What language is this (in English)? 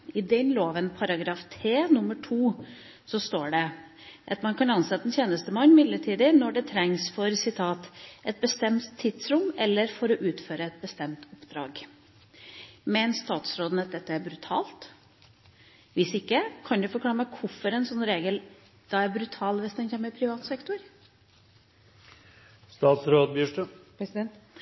Norwegian Bokmål